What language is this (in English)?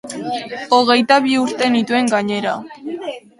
Basque